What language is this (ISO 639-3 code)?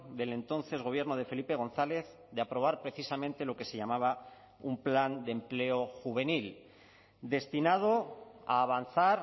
spa